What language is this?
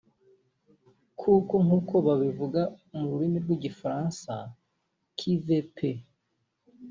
Kinyarwanda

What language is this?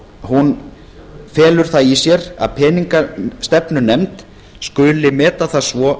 Icelandic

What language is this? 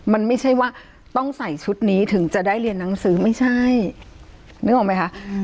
Thai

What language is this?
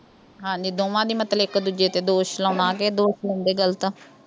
Punjabi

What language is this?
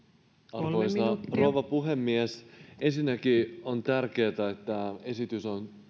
Finnish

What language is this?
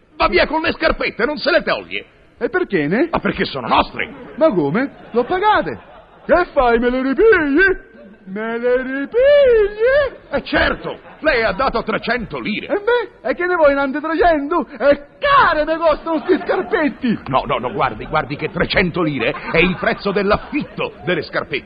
Italian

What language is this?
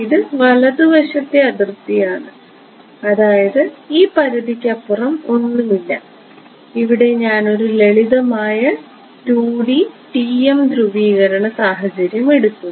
Malayalam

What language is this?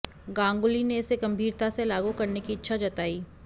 Hindi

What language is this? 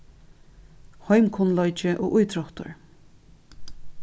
Faroese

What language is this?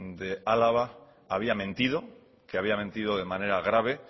Spanish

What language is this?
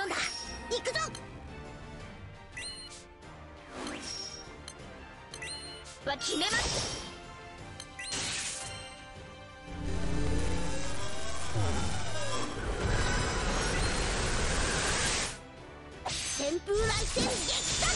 Japanese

